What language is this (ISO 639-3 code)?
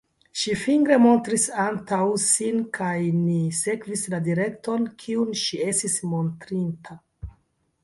epo